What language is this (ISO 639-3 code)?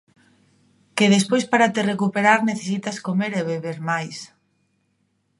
glg